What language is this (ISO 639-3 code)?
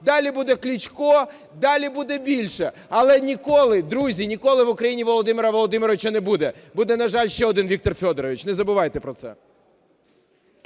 ukr